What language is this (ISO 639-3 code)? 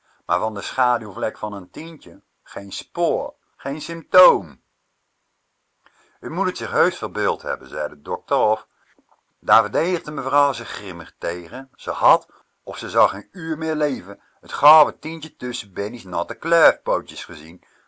nld